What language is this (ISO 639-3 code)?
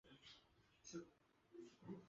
zho